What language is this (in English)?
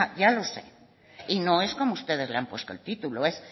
Spanish